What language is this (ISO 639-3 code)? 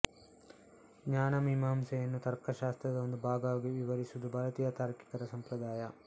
kan